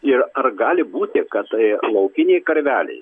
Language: Lithuanian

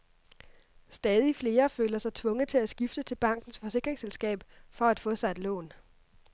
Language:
Danish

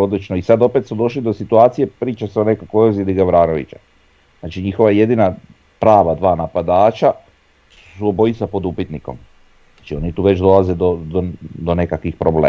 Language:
Croatian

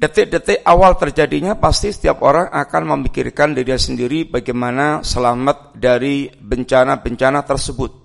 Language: Indonesian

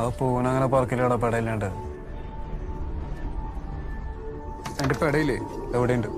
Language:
Hindi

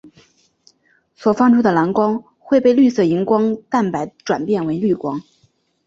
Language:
Chinese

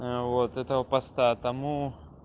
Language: Russian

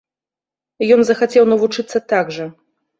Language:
Belarusian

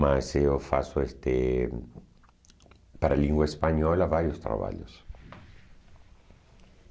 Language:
Portuguese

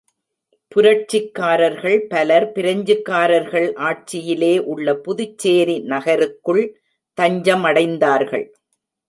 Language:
Tamil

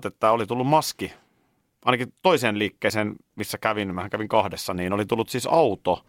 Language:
Finnish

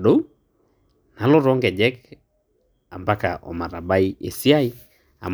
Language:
Masai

